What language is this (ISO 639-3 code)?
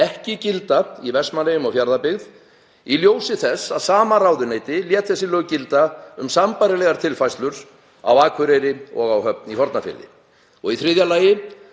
isl